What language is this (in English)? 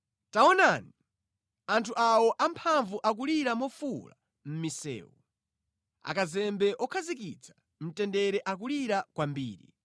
Nyanja